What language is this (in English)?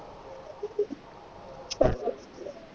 Punjabi